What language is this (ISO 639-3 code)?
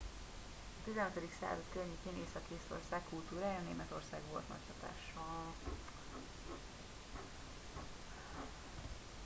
hun